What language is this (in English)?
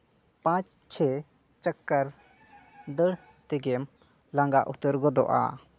Santali